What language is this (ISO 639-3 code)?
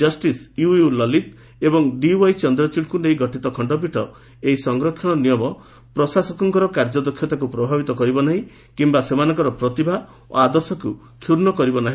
ori